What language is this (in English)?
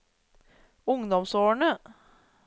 Norwegian